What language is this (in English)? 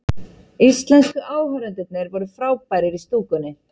Icelandic